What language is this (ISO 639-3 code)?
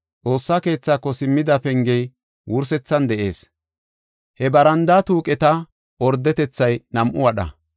gof